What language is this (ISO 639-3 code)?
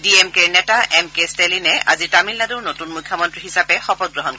asm